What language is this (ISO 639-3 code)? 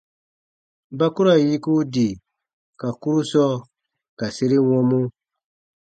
bba